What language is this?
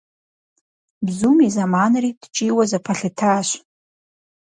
Kabardian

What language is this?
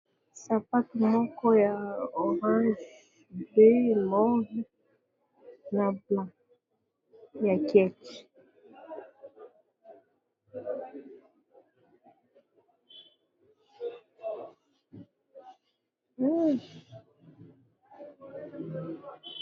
Lingala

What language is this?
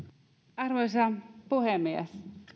Finnish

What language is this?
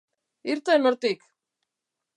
Basque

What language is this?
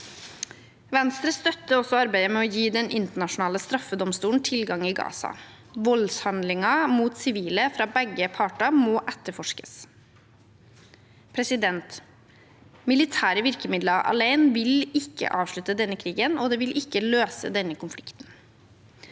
Norwegian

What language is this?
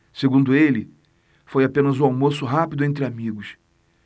Portuguese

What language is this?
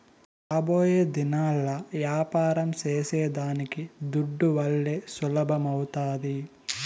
Telugu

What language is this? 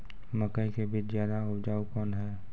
Maithili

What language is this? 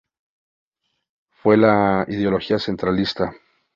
Spanish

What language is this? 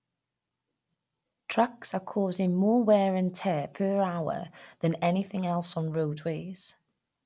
English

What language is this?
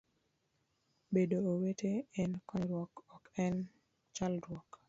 Luo (Kenya and Tanzania)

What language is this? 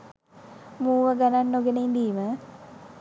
Sinhala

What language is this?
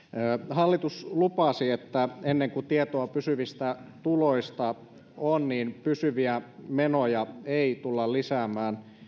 Finnish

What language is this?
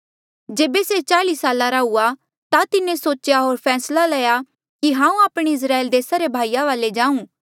Mandeali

